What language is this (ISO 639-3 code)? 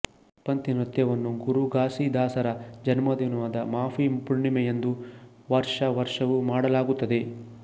kan